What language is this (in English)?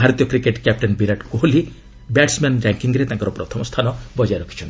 Odia